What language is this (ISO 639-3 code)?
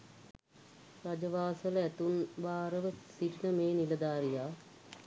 sin